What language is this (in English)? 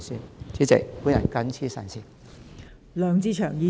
Cantonese